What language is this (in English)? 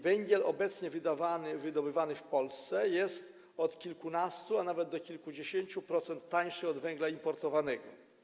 Polish